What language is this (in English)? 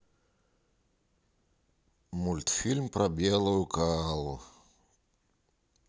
Russian